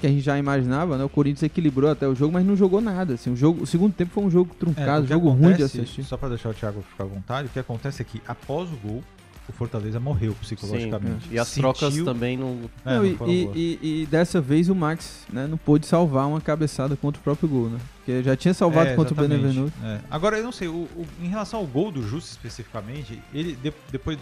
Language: Portuguese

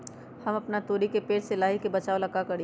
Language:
Magahi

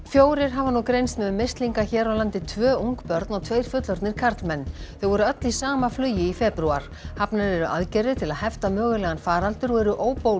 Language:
Icelandic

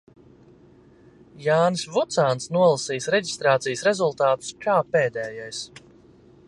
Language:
Latvian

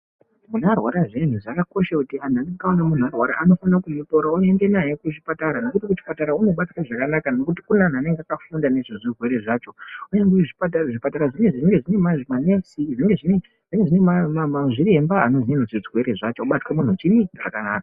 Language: Ndau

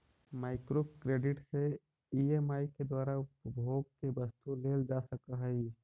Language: Magahi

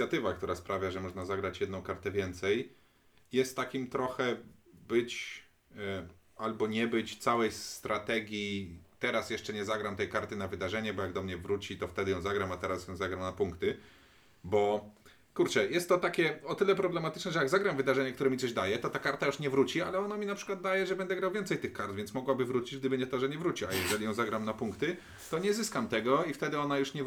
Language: Polish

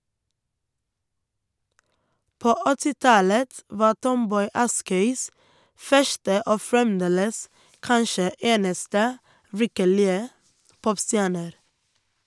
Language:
Norwegian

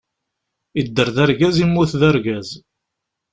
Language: Kabyle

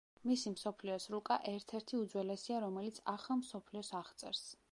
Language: Georgian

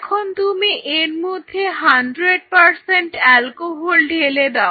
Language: Bangla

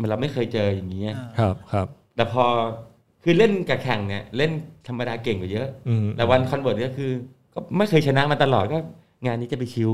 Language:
Thai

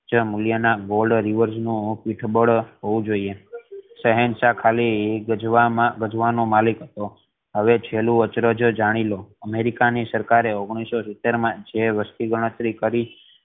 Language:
Gujarati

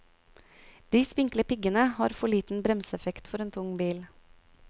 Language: Norwegian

